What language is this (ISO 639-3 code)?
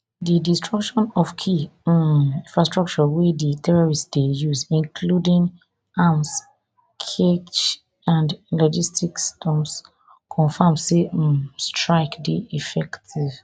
pcm